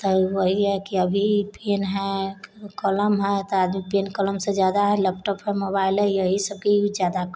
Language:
Maithili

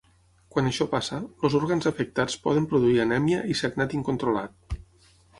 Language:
Catalan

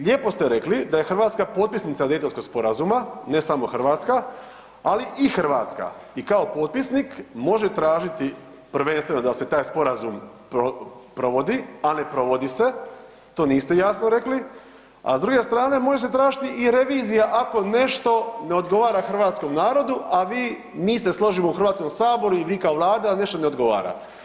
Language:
Croatian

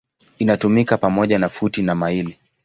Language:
Swahili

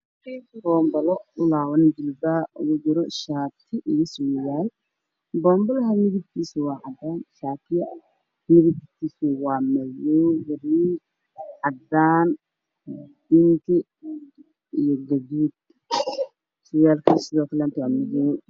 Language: Somali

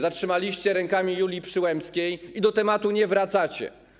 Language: Polish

